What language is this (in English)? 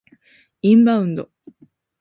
Japanese